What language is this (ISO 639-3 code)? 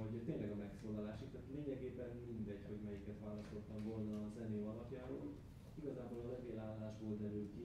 hun